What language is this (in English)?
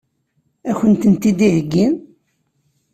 Kabyle